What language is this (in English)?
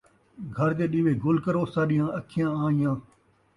Saraiki